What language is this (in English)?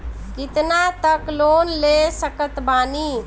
Bhojpuri